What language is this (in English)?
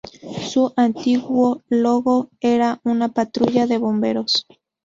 Spanish